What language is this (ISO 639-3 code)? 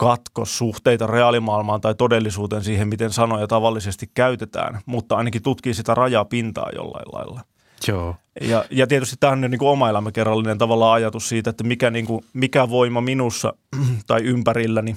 fin